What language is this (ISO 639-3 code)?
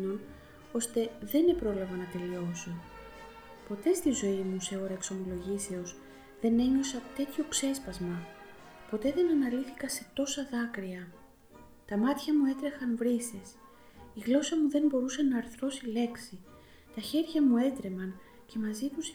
ell